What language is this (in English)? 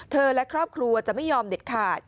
Thai